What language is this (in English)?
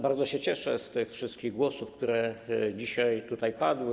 Polish